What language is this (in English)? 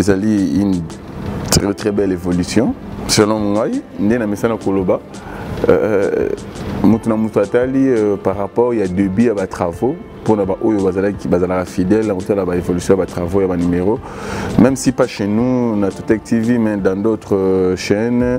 French